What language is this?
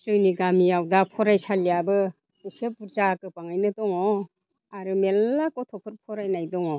Bodo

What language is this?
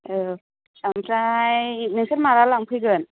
Bodo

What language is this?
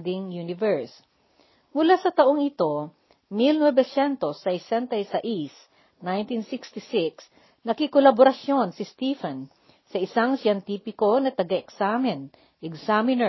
Filipino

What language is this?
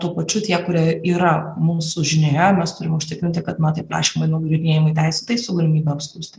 Lithuanian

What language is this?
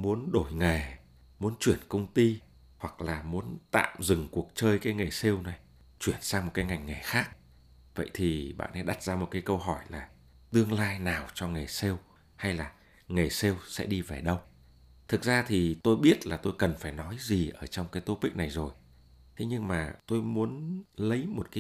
Vietnamese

